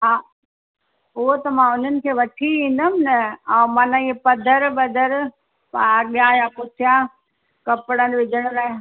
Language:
Sindhi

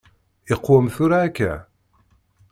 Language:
Kabyle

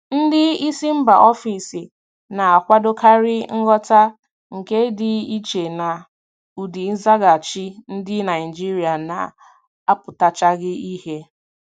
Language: Igbo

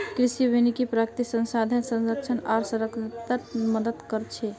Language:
Magahi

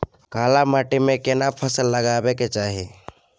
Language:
Maithili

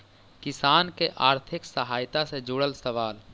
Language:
Magahi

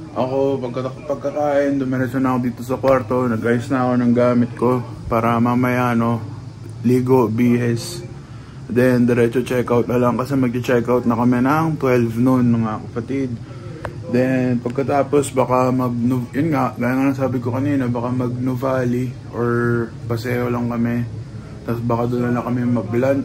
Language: Filipino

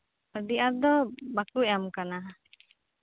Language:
Santali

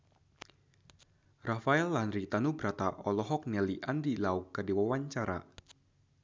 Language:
Sundanese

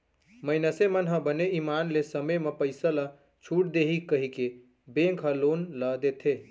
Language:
Chhattisgarhi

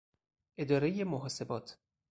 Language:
Persian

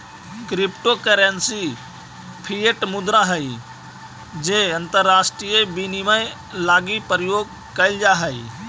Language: Magahi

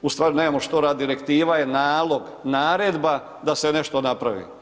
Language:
Croatian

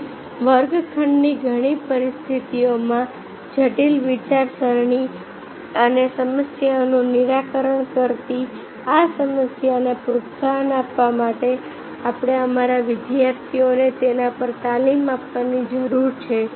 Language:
Gujarati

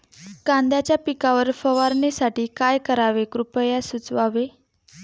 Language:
Marathi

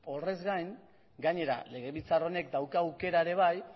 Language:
Basque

